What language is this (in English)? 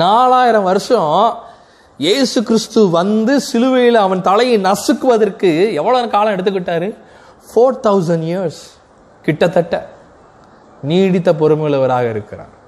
Tamil